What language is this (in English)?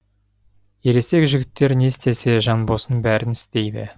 Kazakh